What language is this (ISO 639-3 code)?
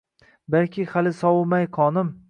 uzb